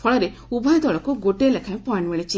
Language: Odia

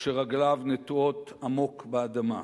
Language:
Hebrew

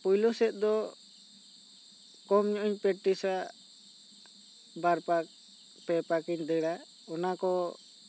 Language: Santali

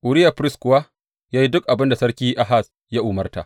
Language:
Hausa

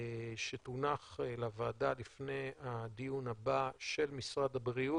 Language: Hebrew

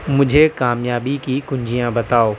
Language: Urdu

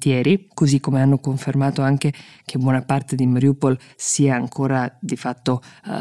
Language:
Italian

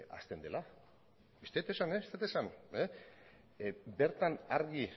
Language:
Basque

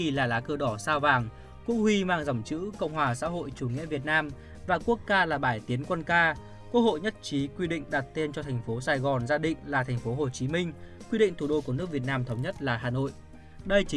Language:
Vietnamese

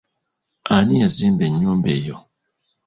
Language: Ganda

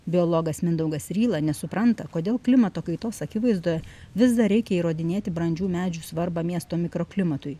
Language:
Lithuanian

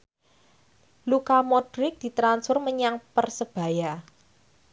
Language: Javanese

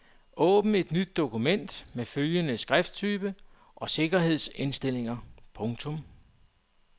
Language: Danish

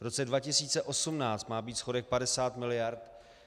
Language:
Czech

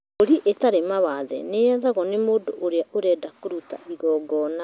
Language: Kikuyu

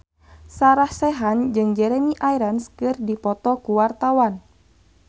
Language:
Sundanese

